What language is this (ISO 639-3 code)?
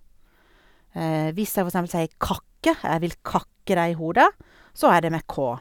nor